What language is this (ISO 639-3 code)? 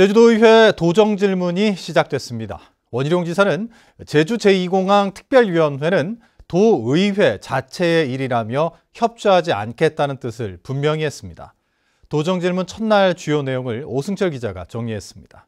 kor